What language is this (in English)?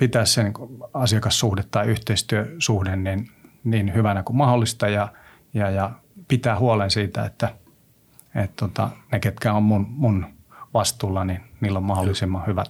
Finnish